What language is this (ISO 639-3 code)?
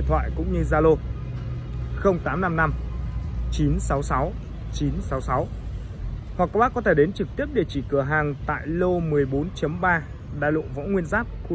vie